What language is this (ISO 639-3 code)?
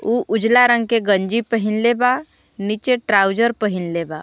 bho